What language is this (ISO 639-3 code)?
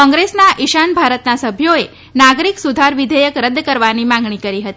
guj